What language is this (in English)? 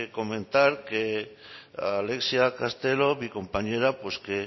Spanish